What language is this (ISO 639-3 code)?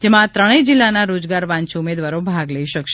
guj